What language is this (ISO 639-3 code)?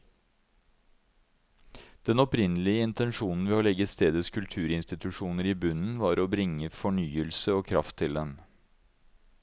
nor